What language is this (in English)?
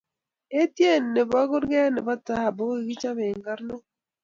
Kalenjin